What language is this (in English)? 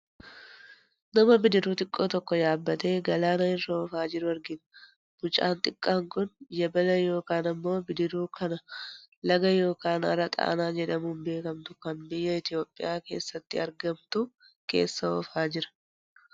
Oromo